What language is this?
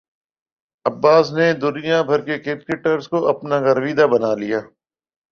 Urdu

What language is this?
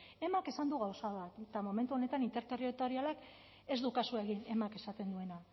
Basque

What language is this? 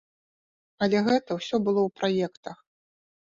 Belarusian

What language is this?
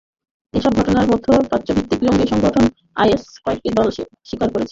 Bangla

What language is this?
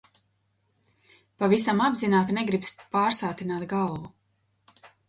Latvian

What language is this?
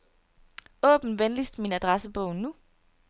Danish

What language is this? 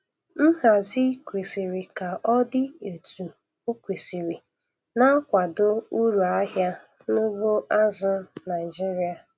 Igbo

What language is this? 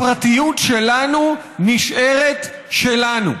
Hebrew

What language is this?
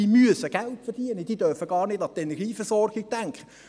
Swiss German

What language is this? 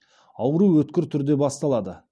Kazakh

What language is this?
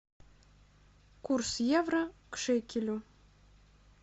Russian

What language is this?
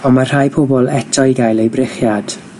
Welsh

